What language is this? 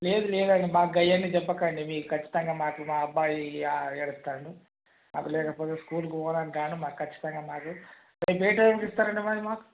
Telugu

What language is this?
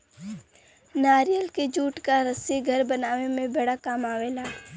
Bhojpuri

